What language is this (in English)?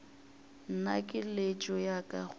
Northern Sotho